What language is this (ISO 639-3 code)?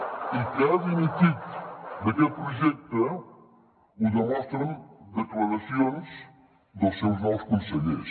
cat